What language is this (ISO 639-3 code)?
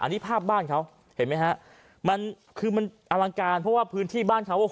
tha